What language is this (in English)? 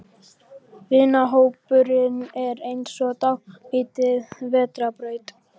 Icelandic